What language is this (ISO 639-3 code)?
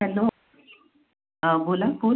mar